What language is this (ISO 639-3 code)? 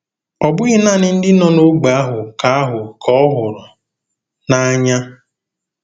ibo